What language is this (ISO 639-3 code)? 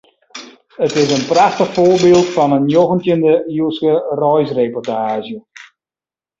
fry